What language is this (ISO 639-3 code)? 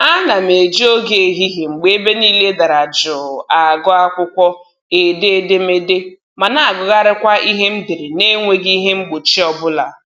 ibo